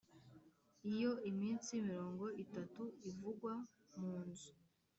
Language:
Kinyarwanda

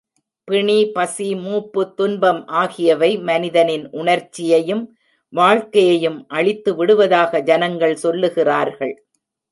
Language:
Tamil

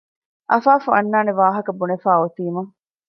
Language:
Divehi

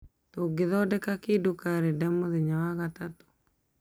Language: Kikuyu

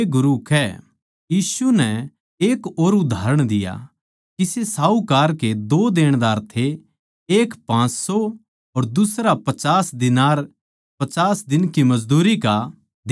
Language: Haryanvi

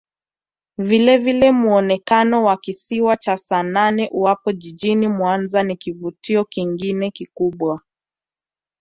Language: Swahili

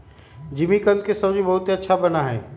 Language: Magahi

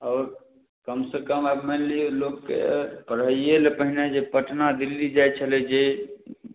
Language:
Maithili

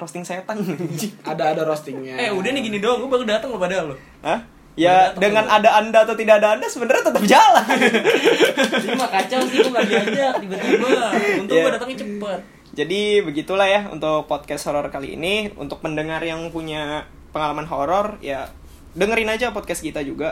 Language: Indonesian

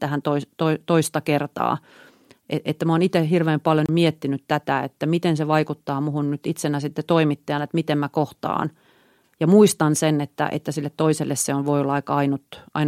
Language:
Finnish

